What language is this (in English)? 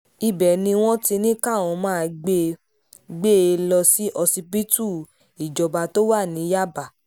Yoruba